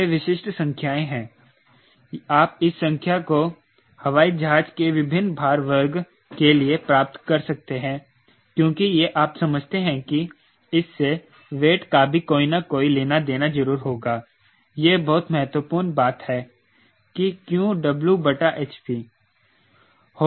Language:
Hindi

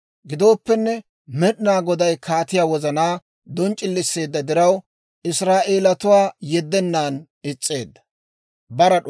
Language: Dawro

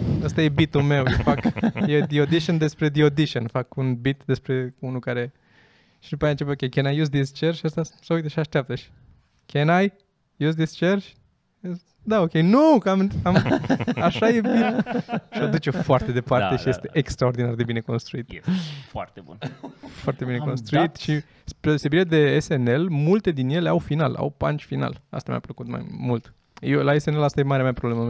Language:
Romanian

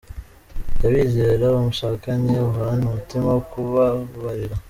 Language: Kinyarwanda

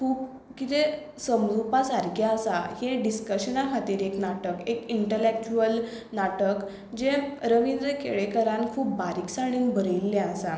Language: Konkani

